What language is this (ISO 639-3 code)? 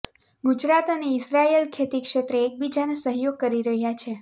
guj